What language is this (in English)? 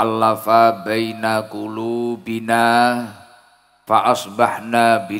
Indonesian